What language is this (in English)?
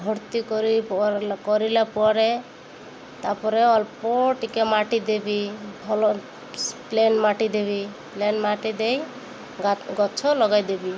Odia